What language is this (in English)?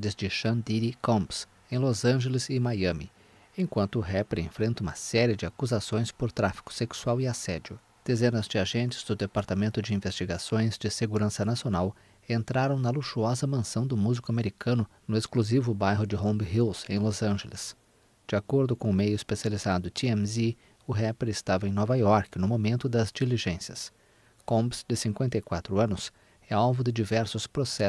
Portuguese